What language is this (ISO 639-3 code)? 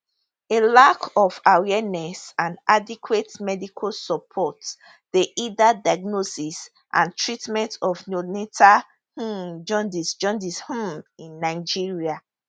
pcm